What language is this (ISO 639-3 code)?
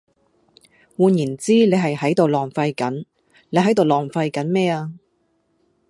yue